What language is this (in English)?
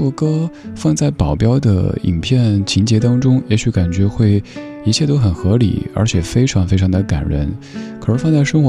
Chinese